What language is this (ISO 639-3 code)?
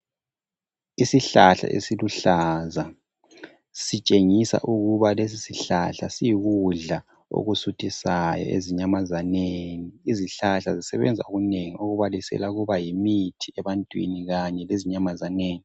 nde